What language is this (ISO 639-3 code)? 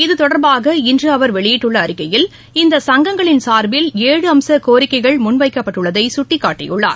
tam